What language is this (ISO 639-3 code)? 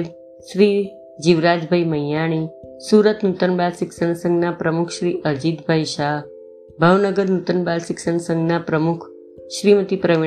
guj